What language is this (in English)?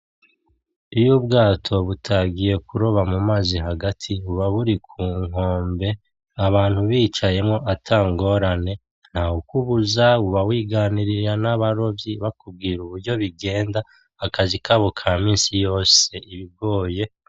Rundi